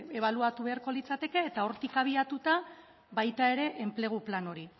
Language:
Basque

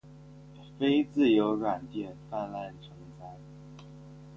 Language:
Chinese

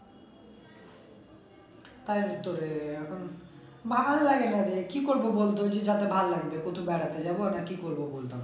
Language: Bangla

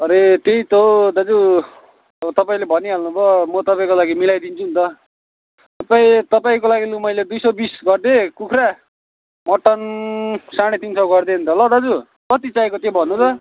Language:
Nepali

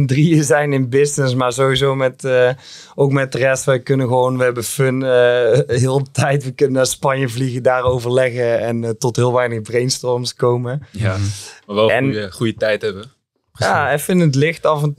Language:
Dutch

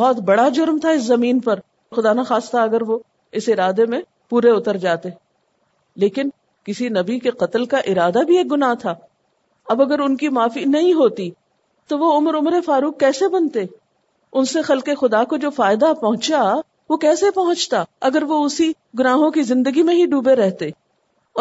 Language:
Urdu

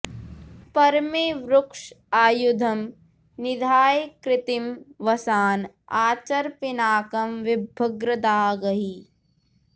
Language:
Sanskrit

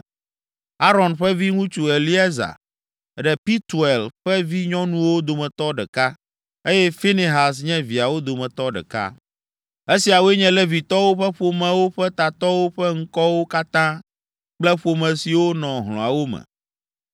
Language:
Ewe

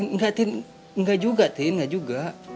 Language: Indonesian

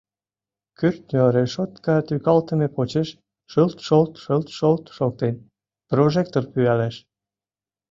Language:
Mari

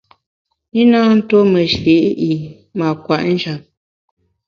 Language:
Bamun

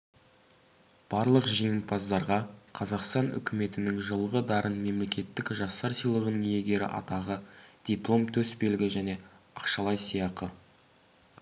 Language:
Kazakh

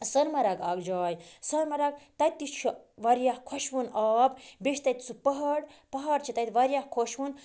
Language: Kashmiri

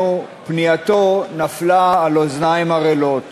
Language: Hebrew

